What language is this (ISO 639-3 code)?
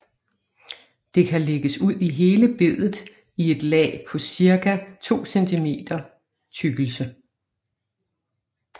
dan